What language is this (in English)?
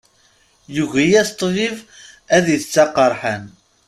Kabyle